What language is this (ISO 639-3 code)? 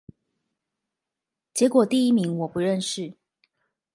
zho